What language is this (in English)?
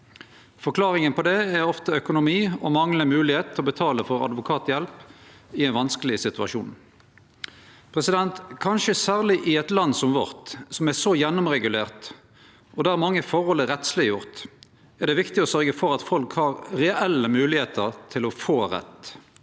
Norwegian